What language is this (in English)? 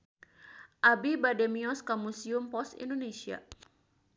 Sundanese